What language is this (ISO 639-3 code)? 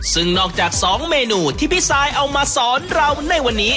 tha